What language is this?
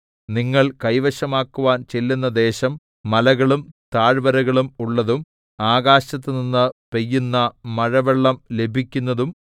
Malayalam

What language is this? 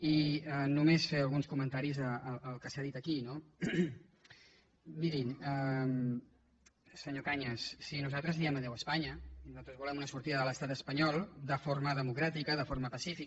Catalan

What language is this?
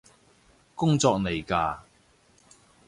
Cantonese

